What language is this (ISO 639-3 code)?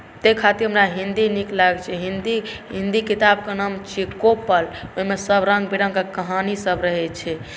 mai